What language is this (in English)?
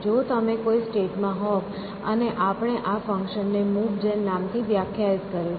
Gujarati